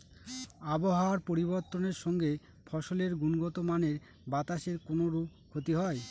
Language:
Bangla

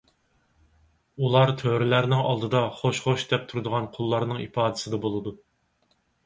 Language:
Uyghur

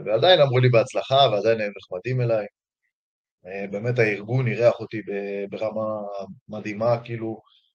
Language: Hebrew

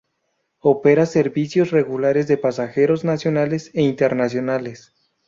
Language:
Spanish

